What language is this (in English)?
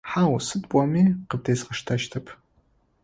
Adyghe